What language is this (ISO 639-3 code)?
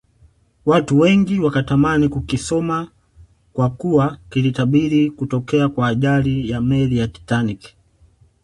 swa